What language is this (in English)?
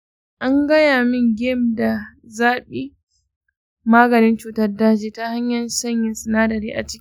Hausa